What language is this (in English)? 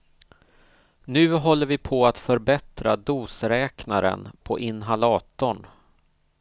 Swedish